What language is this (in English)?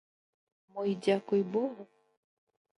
Belarusian